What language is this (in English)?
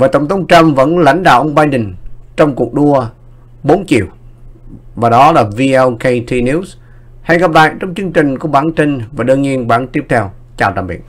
Vietnamese